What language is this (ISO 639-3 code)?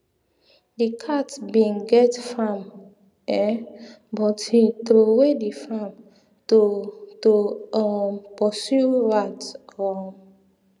pcm